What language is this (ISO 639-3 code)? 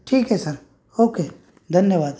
mar